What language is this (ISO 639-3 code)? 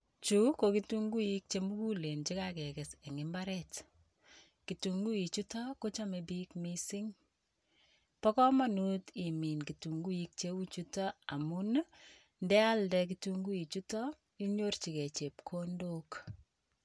kln